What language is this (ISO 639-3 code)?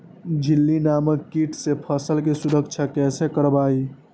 mag